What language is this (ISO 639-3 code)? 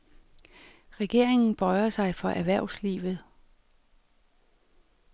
dan